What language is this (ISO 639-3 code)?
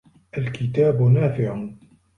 ara